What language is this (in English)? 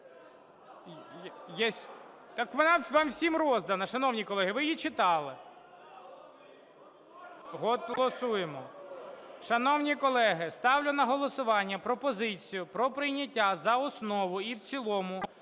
Ukrainian